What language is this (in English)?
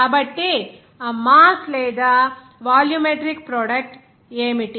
Telugu